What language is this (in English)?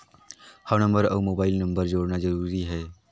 Chhattisgarhi